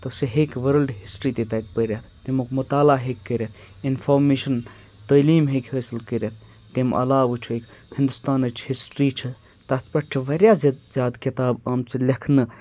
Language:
Kashmiri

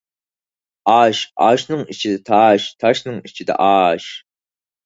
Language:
Uyghur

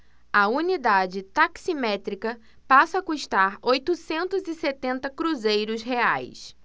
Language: Portuguese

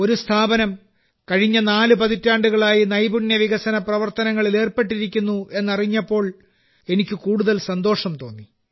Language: Malayalam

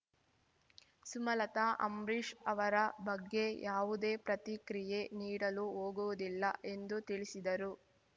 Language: Kannada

